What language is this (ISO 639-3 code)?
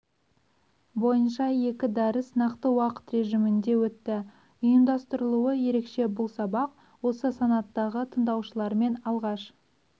kaz